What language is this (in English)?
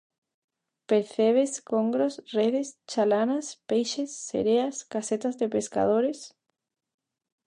Galician